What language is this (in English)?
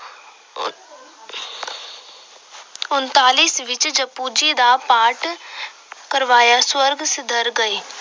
Punjabi